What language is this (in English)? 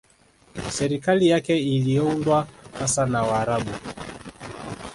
Swahili